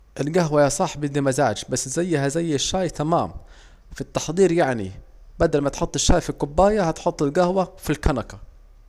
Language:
Saidi Arabic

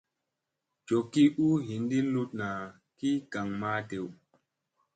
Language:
Musey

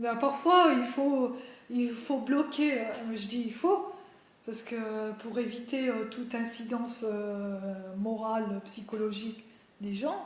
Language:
French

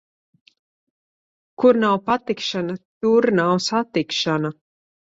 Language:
Latvian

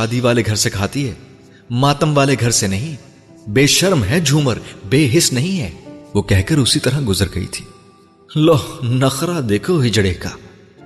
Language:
Urdu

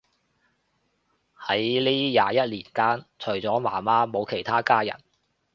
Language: Cantonese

